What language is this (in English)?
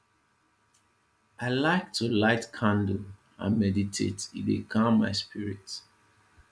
Nigerian Pidgin